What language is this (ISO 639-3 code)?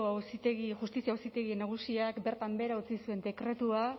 eus